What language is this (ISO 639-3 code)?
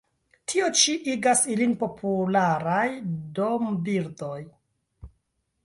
epo